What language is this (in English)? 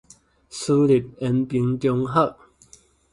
Min Nan Chinese